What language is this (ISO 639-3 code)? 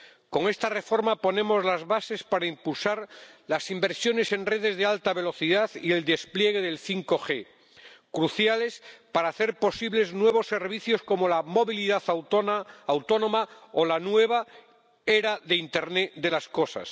spa